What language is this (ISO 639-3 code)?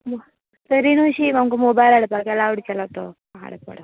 kok